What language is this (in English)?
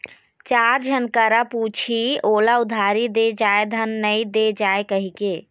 Chhattisgarhi